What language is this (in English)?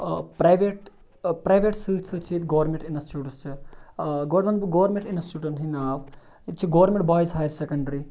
Kashmiri